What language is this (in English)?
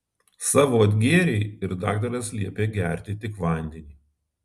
Lithuanian